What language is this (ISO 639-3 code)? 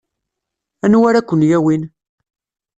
kab